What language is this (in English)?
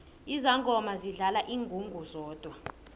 South Ndebele